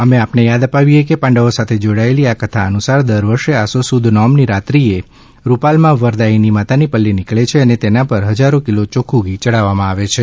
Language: Gujarati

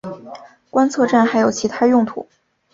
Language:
Chinese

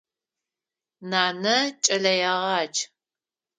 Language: Adyghe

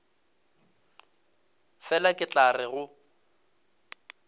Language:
Northern Sotho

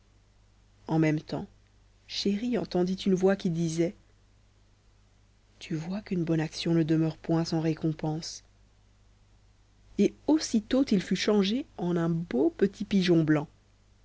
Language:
French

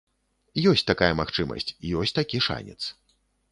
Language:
Belarusian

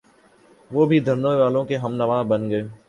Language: Urdu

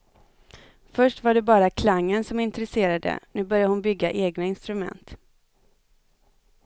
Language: Swedish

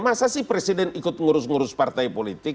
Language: Indonesian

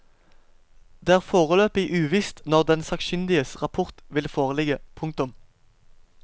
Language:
Norwegian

